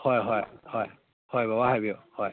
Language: Manipuri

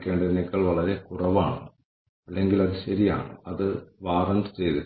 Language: Malayalam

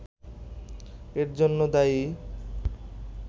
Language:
Bangla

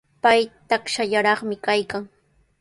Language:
Sihuas Ancash Quechua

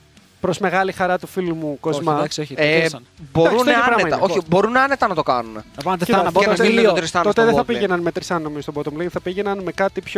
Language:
Greek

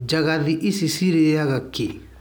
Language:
Kikuyu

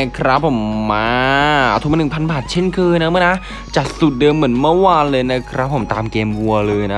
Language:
Thai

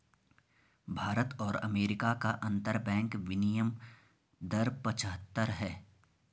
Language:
Hindi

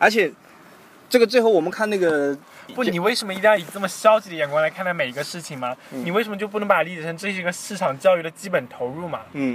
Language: Chinese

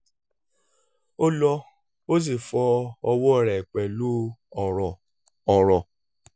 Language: Yoruba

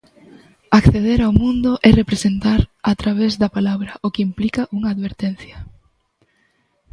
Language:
Galician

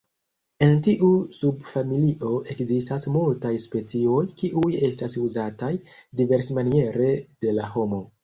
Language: Esperanto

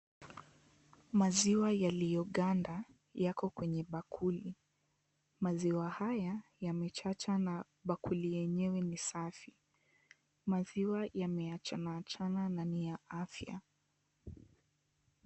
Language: Swahili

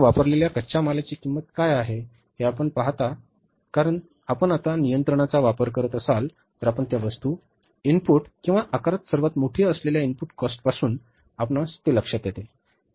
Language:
Marathi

